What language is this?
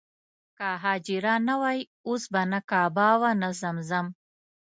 Pashto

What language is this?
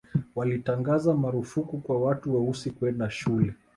Swahili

